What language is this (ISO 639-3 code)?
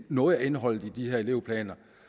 dan